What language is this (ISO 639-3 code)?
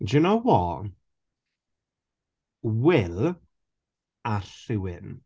cym